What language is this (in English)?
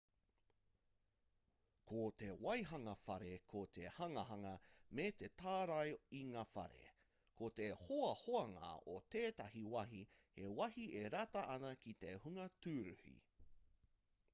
Māori